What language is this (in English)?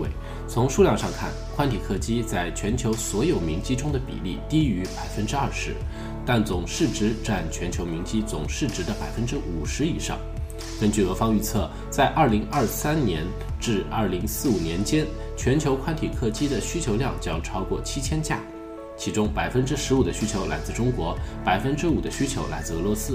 Chinese